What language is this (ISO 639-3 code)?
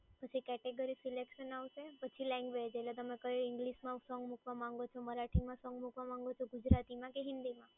guj